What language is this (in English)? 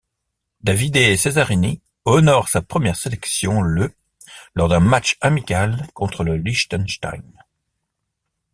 French